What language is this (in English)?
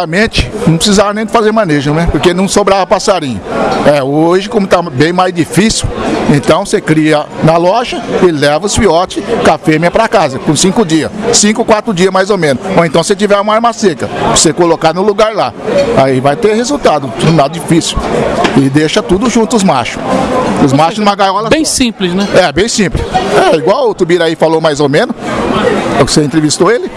Portuguese